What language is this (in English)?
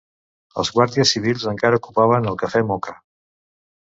Catalan